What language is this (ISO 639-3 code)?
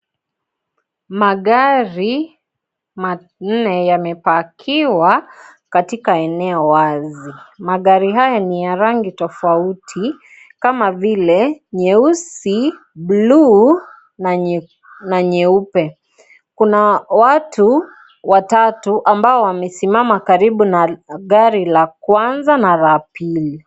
swa